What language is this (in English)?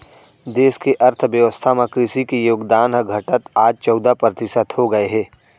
Chhattisgarhi